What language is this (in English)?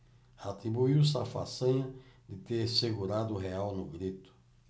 Portuguese